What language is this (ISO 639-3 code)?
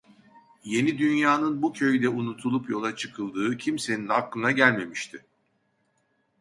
tur